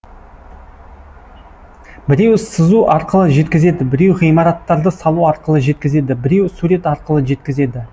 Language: Kazakh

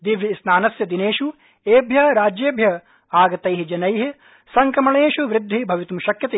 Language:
Sanskrit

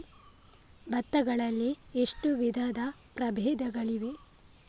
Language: Kannada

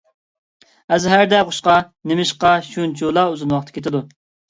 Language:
Uyghur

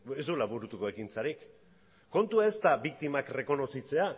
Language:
Basque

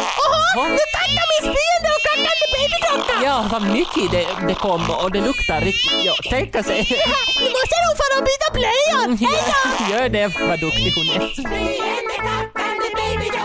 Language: Swedish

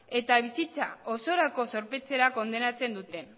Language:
Basque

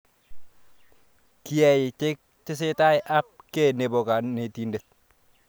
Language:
Kalenjin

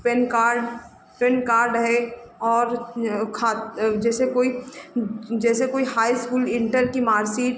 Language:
Hindi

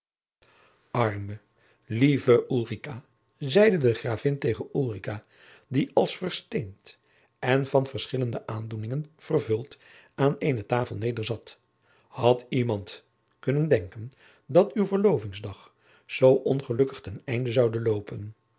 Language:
Dutch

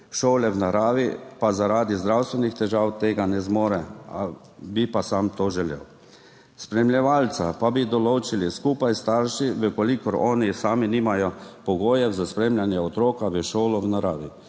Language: Slovenian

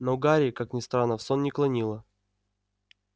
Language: Russian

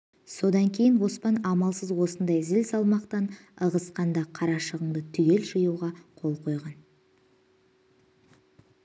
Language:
Kazakh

